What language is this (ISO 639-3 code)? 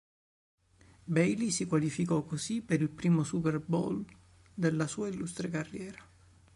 ita